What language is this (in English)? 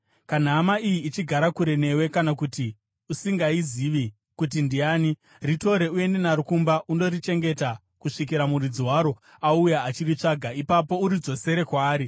Shona